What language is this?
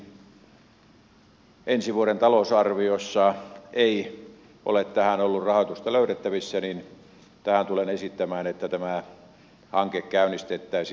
Finnish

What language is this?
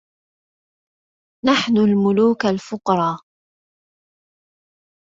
Arabic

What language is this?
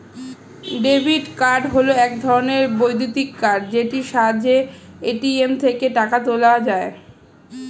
Bangla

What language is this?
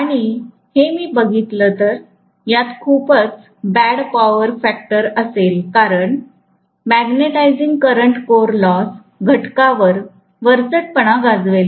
Marathi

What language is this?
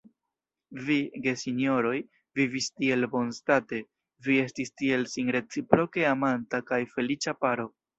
Esperanto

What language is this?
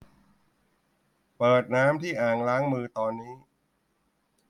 Thai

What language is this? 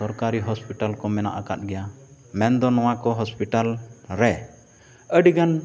Santali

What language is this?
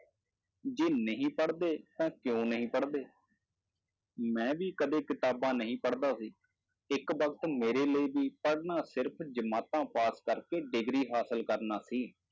Punjabi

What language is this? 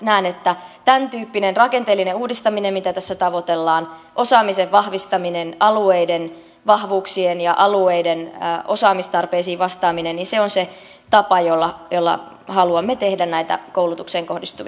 Finnish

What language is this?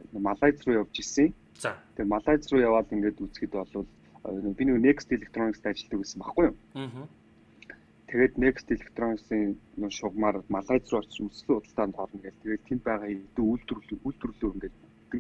Turkish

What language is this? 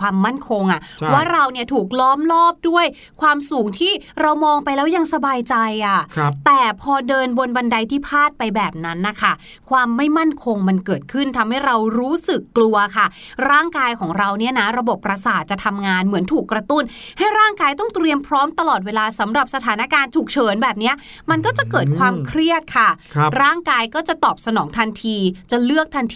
Thai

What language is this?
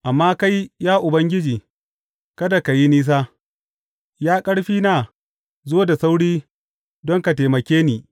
Hausa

